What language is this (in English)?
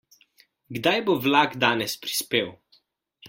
Slovenian